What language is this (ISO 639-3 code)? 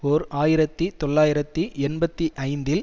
tam